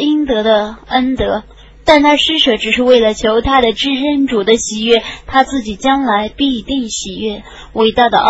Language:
Chinese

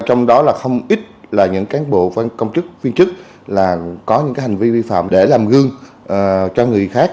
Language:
Vietnamese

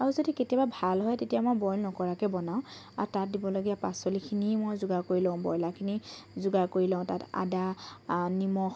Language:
Assamese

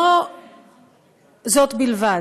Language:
Hebrew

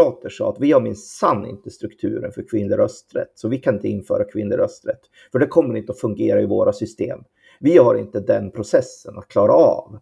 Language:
Swedish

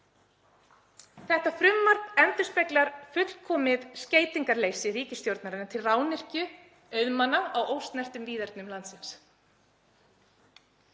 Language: Icelandic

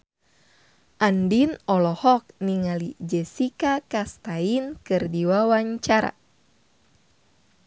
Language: Sundanese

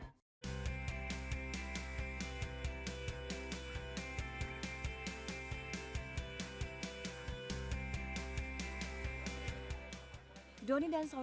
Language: Indonesian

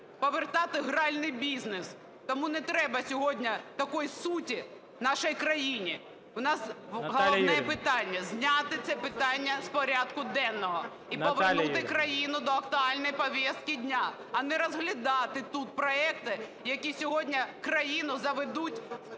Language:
Ukrainian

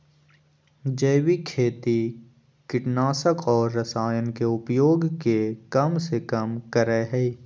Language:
Magahi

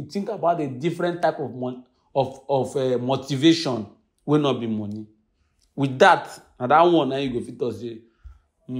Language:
English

